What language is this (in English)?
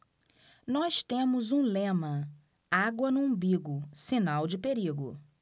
Portuguese